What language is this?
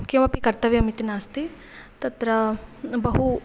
Sanskrit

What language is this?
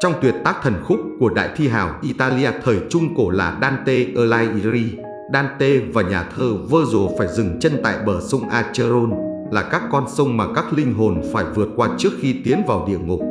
Vietnamese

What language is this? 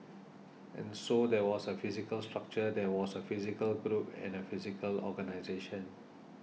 English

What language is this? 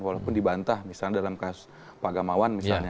Indonesian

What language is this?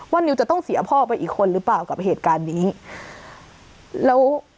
Thai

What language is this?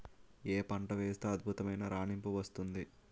Telugu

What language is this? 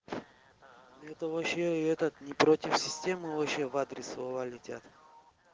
Russian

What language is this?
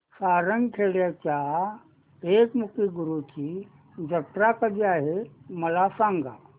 Marathi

